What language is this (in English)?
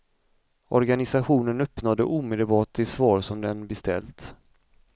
Swedish